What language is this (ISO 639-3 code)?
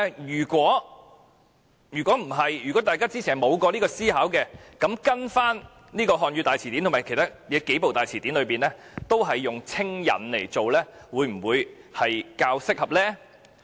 yue